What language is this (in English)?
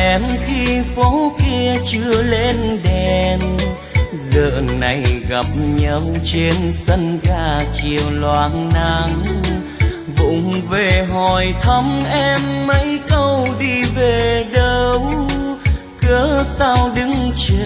Vietnamese